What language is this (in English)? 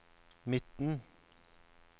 Norwegian